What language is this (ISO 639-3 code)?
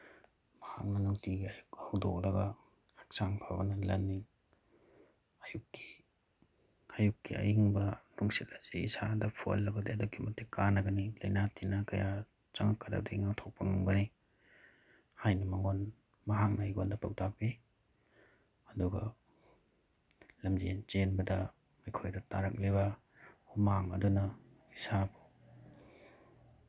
mni